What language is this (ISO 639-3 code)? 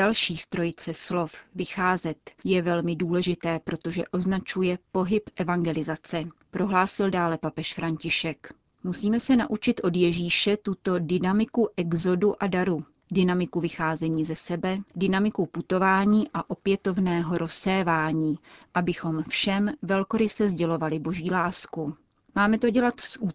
ces